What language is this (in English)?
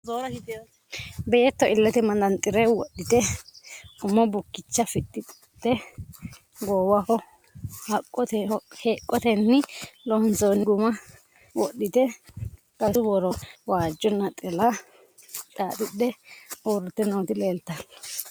Sidamo